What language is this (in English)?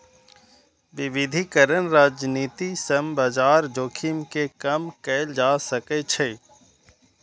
Maithili